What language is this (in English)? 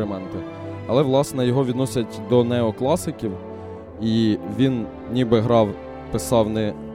Ukrainian